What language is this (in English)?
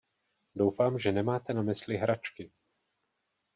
Czech